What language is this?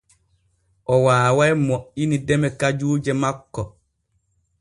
Borgu Fulfulde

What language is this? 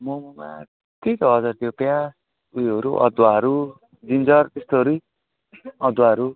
Nepali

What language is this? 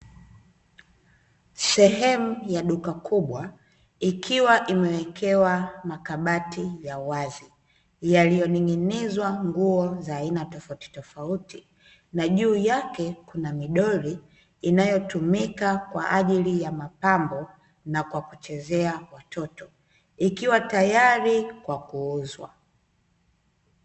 Swahili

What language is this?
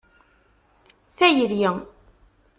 Kabyle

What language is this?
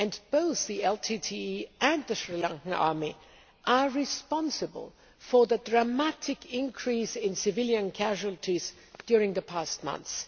English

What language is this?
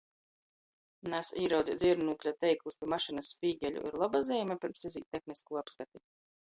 Latgalian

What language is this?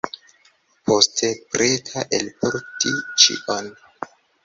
Esperanto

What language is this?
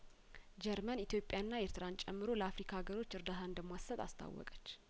Amharic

